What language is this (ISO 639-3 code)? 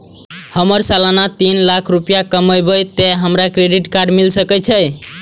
mai